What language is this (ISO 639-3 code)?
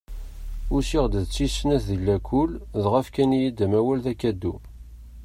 kab